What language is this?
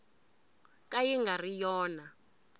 Tsonga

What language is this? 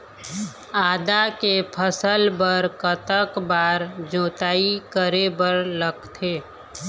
Chhattisgarhi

